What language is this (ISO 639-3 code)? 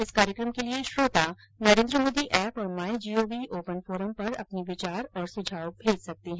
hin